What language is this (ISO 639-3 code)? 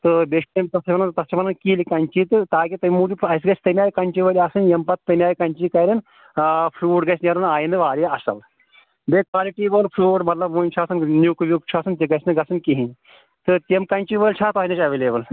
kas